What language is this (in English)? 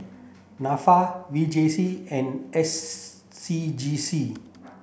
English